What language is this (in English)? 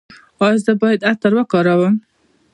Pashto